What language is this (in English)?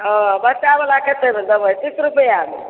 Maithili